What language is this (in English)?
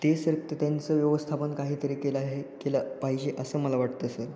Marathi